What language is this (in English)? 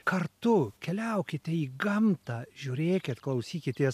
Lithuanian